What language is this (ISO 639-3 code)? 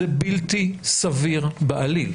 heb